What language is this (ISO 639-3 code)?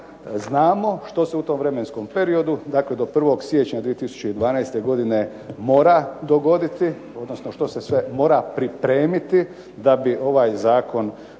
hrv